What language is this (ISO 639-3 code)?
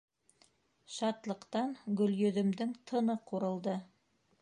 bak